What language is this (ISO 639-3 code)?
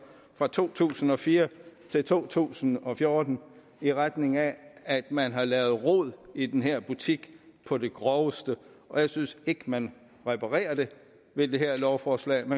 dan